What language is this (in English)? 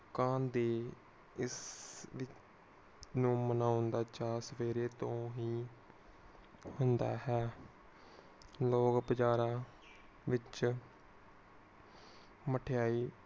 Punjabi